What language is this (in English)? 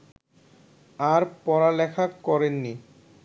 Bangla